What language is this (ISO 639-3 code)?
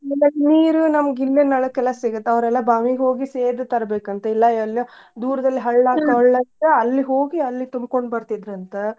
kan